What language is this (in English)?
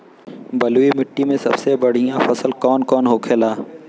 Bhojpuri